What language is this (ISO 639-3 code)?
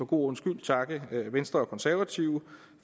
dan